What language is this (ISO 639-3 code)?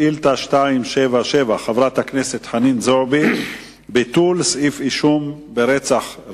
heb